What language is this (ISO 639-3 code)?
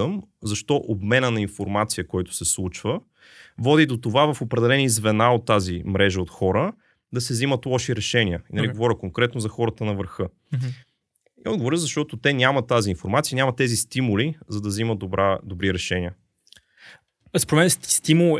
bul